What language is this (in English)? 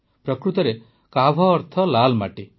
Odia